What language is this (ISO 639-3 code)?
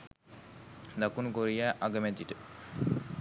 sin